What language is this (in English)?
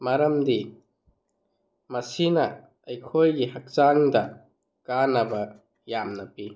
Manipuri